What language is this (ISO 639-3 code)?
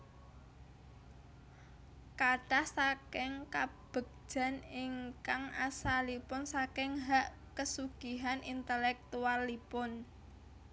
jav